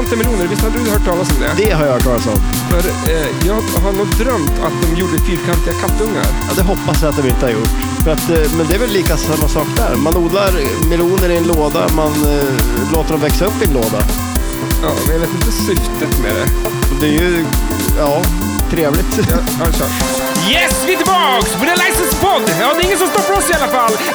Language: Swedish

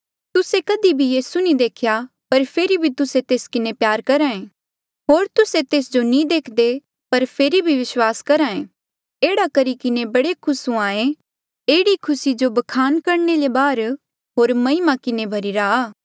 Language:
Mandeali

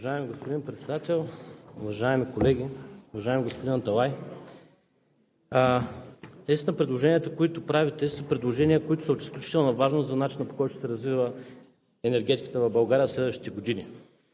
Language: Bulgarian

